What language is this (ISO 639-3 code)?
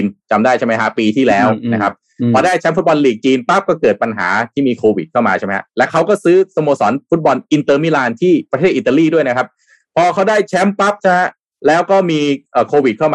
tha